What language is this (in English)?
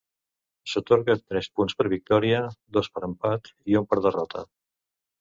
Catalan